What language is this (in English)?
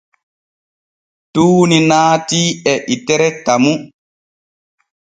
Borgu Fulfulde